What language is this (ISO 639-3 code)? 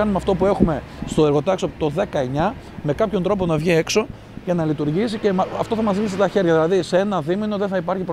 ell